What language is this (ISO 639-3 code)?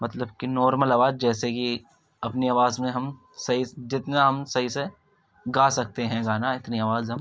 urd